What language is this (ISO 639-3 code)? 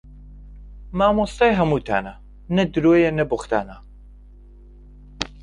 ckb